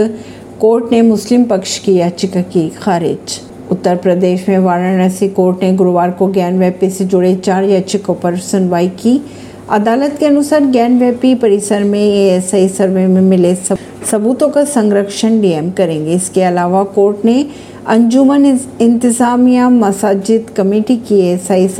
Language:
Hindi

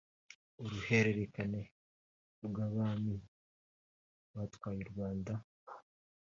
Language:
Kinyarwanda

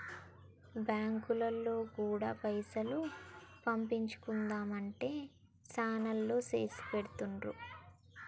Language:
Telugu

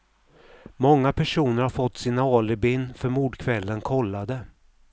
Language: Swedish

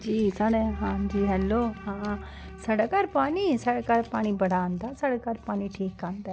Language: Dogri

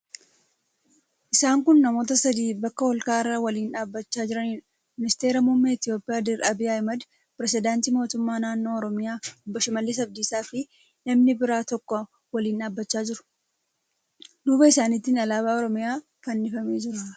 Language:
Oromo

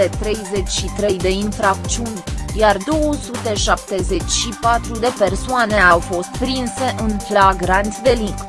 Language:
Romanian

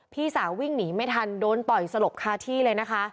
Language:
Thai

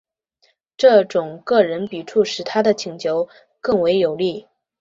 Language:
Chinese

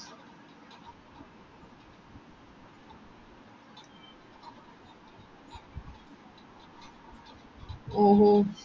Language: Malayalam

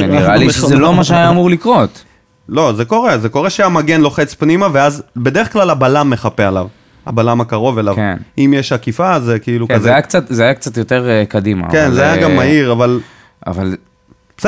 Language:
Hebrew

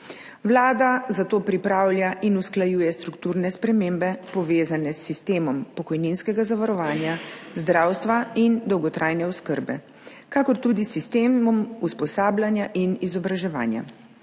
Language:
Slovenian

